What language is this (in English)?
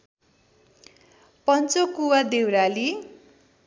Nepali